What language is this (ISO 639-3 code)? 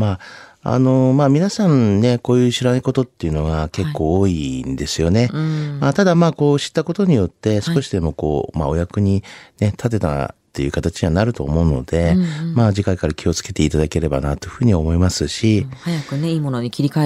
jpn